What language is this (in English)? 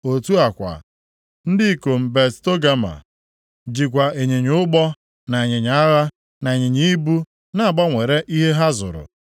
Igbo